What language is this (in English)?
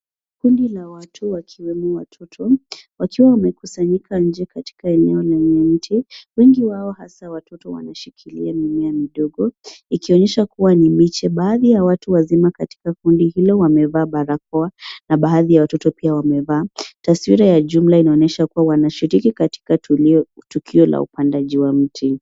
Swahili